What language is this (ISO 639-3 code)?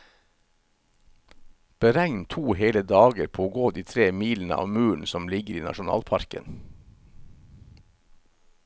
nor